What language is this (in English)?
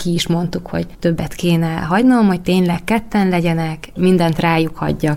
Hungarian